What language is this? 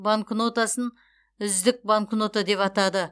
Kazakh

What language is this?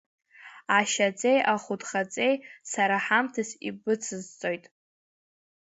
Abkhazian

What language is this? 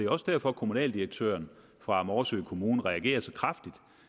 Danish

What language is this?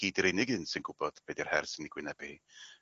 Welsh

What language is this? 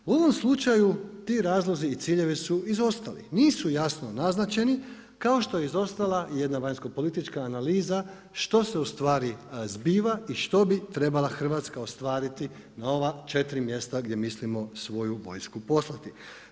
Croatian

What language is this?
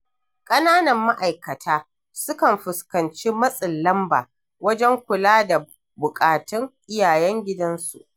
Hausa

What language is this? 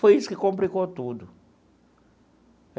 Portuguese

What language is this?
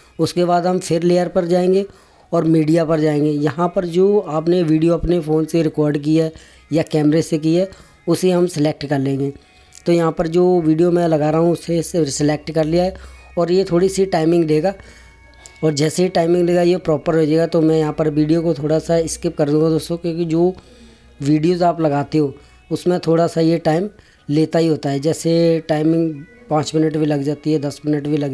Hindi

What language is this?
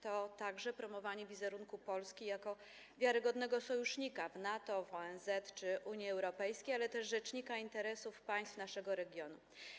Polish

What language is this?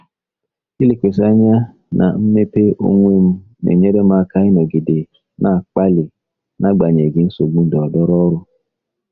Igbo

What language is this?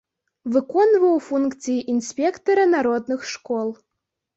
Belarusian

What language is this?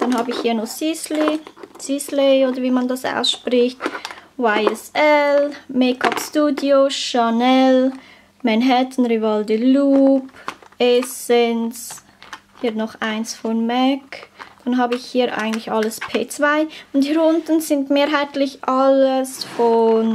German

